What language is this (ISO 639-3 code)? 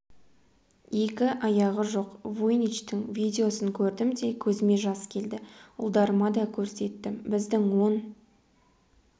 kaz